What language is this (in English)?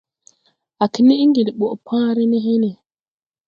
Tupuri